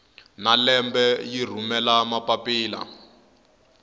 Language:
Tsonga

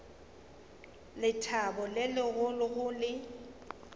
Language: Northern Sotho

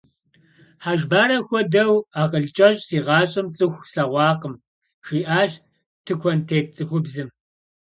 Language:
Kabardian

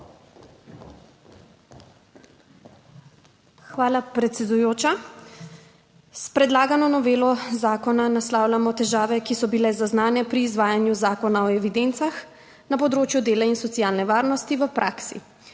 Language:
Slovenian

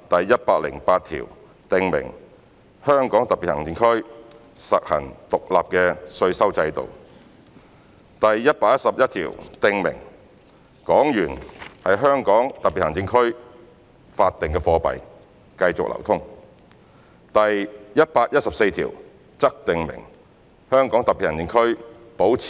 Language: Cantonese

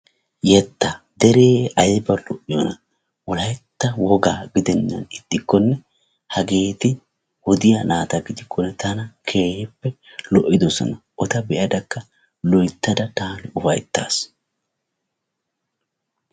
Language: Wolaytta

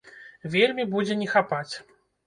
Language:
Belarusian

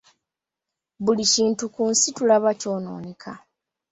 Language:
Ganda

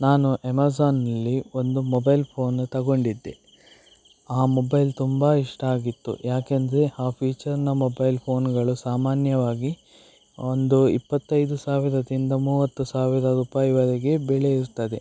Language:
Kannada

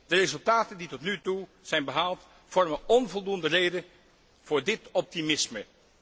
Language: Dutch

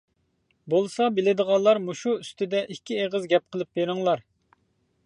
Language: Uyghur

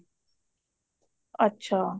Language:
Punjabi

